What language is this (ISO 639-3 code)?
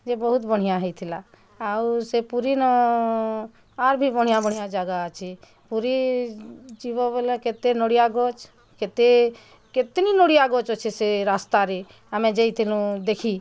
ori